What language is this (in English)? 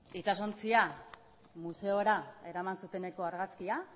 Basque